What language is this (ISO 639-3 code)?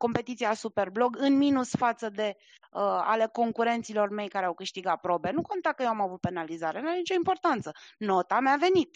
ron